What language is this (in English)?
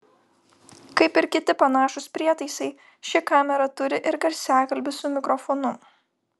Lithuanian